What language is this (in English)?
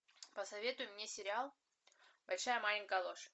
Russian